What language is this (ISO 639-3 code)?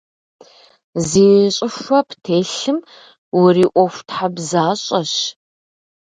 kbd